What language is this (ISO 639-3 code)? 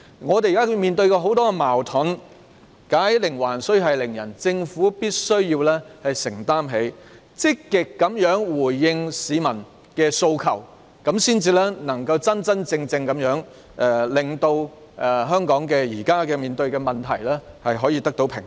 yue